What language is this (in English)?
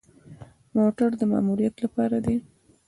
Pashto